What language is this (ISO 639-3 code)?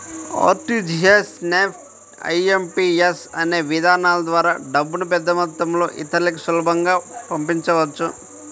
tel